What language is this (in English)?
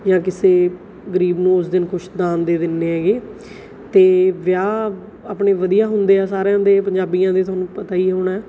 Punjabi